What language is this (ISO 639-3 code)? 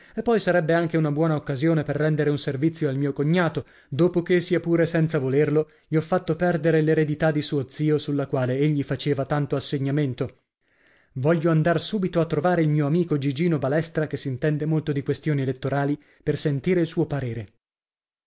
ita